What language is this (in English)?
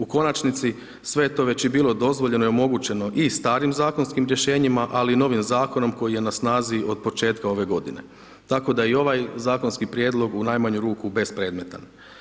Croatian